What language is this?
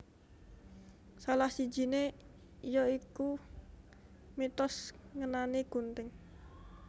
Javanese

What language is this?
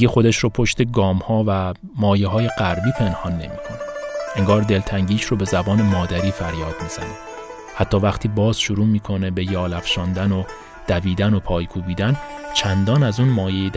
Persian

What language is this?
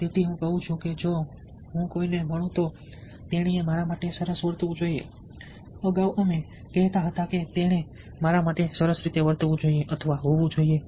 Gujarati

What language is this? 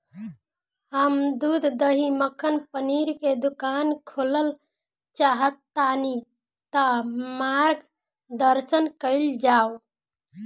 Bhojpuri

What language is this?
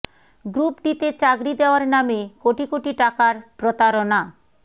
Bangla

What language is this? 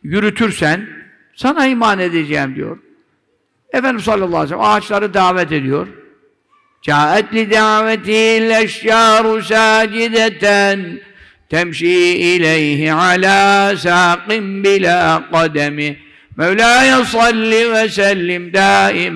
Turkish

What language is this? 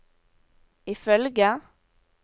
Norwegian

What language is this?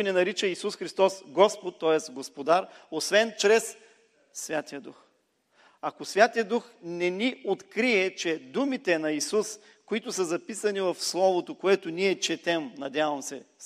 Bulgarian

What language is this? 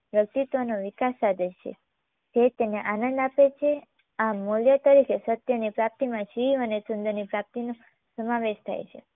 Gujarati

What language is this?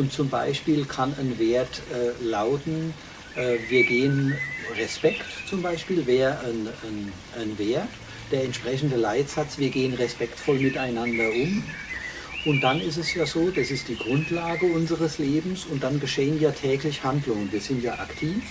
German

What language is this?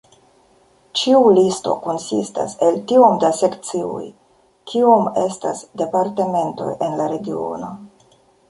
Esperanto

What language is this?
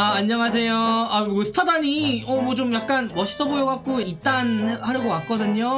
Korean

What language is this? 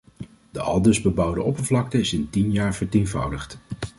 Dutch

